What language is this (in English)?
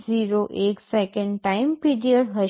Gujarati